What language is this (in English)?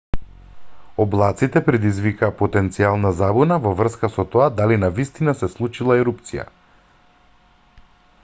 Macedonian